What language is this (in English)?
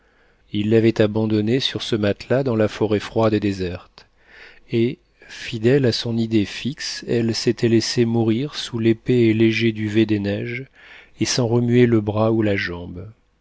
French